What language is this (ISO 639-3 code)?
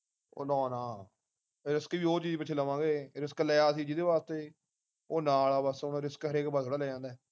pan